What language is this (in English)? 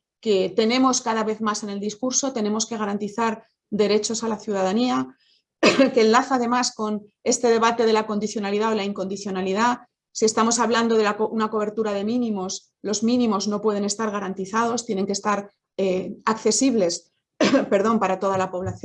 Spanish